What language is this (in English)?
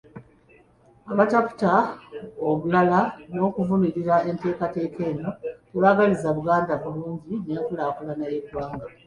Ganda